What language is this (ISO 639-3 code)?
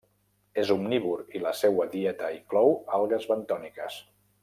cat